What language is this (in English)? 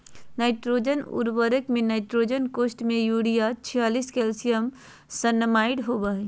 Magahi